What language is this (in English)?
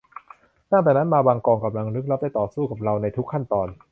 Thai